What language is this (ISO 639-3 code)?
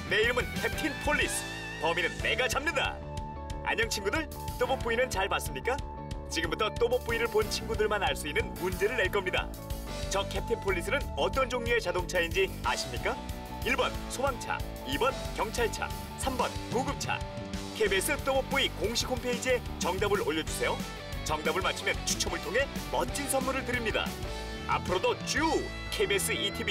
kor